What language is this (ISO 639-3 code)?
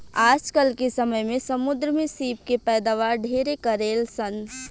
bho